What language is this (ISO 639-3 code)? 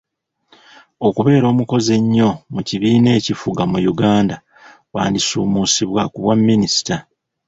lug